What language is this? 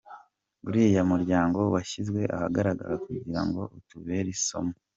Kinyarwanda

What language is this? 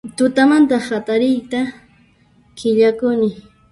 Puno Quechua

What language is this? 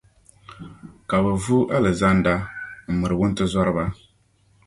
Dagbani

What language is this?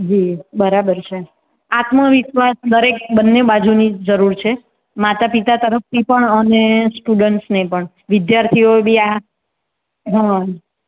Gujarati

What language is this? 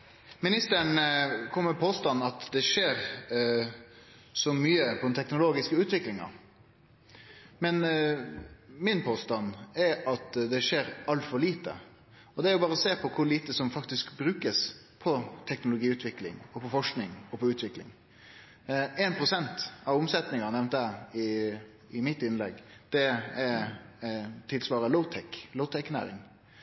Norwegian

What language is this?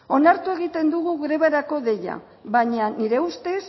Basque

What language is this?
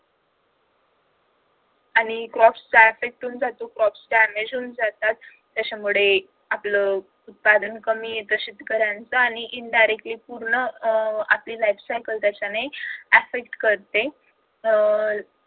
Marathi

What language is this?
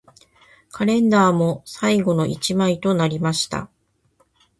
Japanese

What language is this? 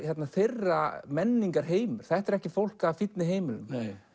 Icelandic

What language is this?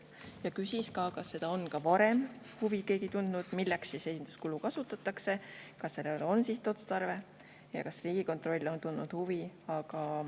Estonian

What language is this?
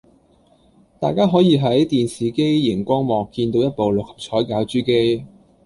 Cantonese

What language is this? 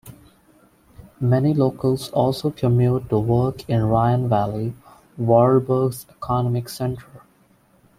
English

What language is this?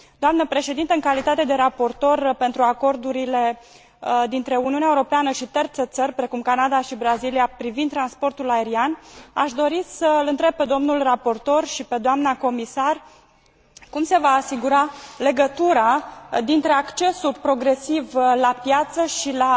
Romanian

